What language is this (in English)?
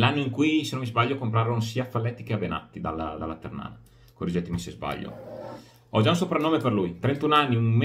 Italian